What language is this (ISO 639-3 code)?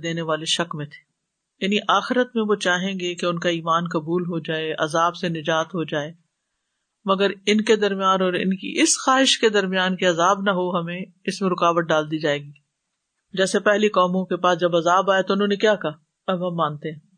urd